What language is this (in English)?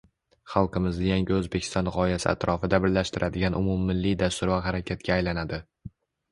Uzbek